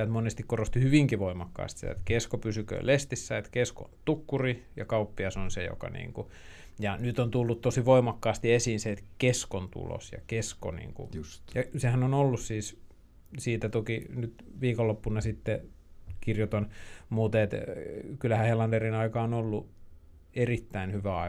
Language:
Finnish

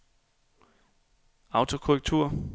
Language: Danish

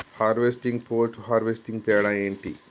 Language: Telugu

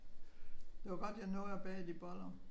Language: Danish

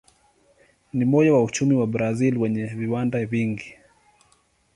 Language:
Swahili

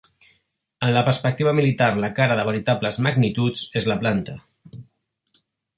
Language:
Catalan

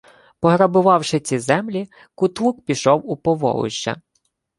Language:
Ukrainian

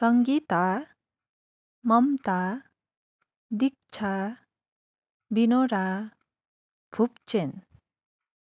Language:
Nepali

